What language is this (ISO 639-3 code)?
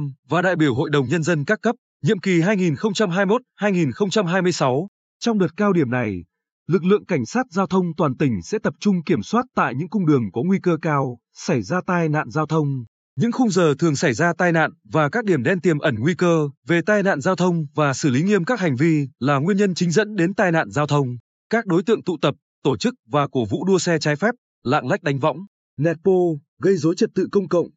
vie